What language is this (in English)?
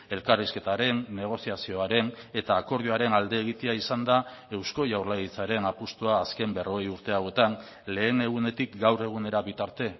Basque